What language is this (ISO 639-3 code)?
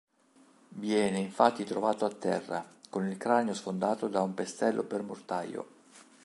ita